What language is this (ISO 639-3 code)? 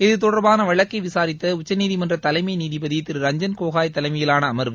tam